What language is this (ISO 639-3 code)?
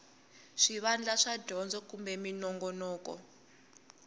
tso